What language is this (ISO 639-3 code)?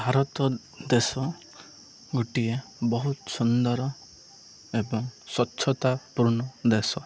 ori